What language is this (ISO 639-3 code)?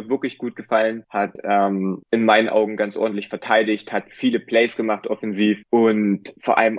deu